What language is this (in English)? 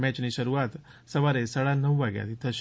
Gujarati